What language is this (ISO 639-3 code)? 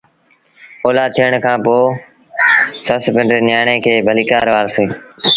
sbn